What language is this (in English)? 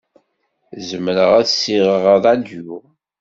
Kabyle